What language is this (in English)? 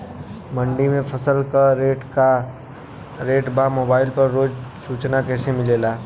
Bhojpuri